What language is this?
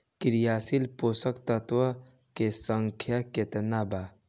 Bhojpuri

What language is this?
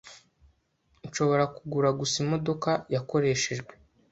Kinyarwanda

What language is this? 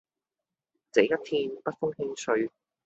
Cantonese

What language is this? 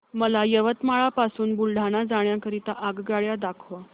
Marathi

